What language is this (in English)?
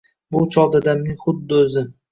Uzbek